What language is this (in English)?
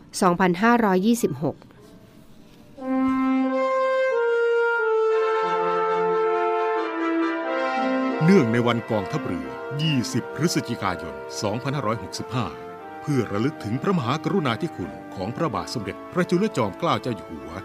Thai